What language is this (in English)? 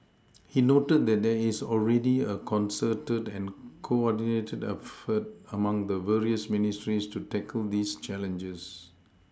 English